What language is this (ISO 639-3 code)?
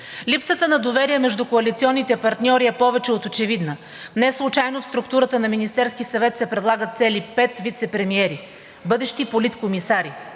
bul